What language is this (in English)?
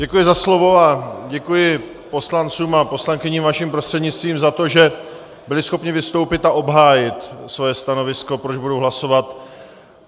Czech